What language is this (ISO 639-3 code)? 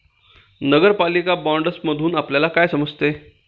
mar